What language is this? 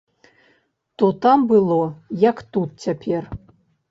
Belarusian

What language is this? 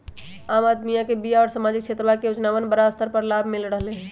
Magahi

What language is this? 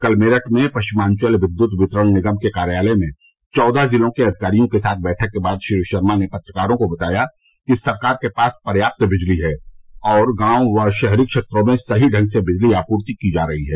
Hindi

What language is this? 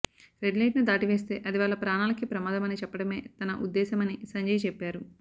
Telugu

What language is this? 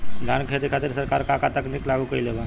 Bhojpuri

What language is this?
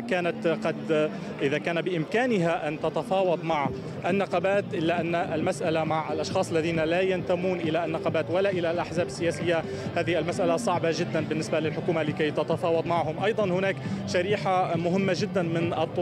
Arabic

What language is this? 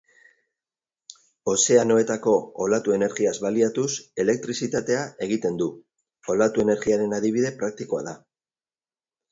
Basque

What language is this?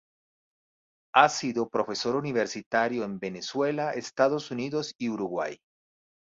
Spanish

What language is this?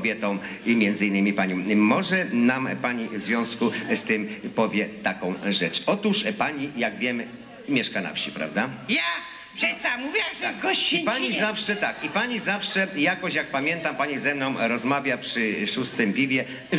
Polish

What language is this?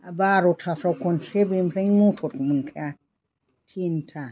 Bodo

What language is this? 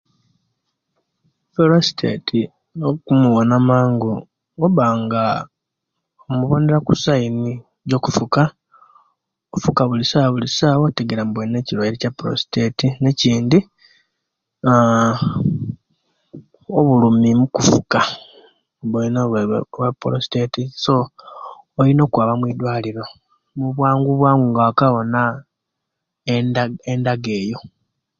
Kenyi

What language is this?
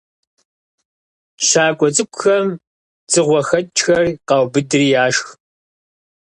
Kabardian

